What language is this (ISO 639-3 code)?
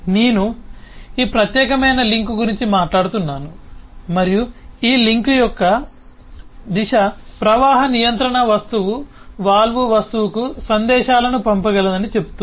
tel